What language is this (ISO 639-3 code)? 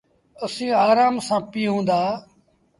sbn